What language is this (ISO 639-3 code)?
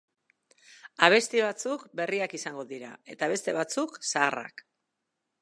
eus